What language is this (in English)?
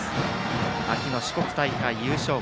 Japanese